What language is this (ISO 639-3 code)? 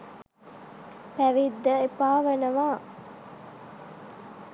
sin